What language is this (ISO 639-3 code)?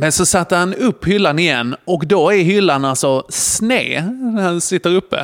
swe